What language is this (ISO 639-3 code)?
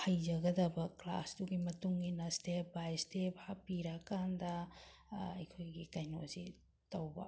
mni